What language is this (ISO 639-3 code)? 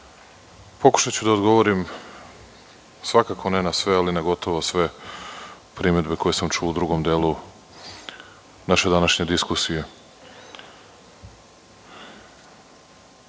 srp